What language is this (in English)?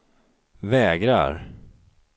Swedish